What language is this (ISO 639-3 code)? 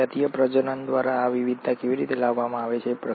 guj